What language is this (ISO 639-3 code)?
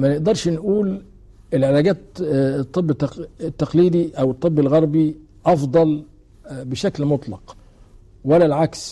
ara